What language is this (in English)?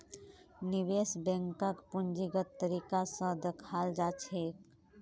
Magahi